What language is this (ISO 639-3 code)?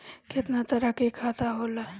bho